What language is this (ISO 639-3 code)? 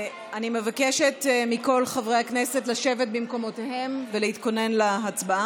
heb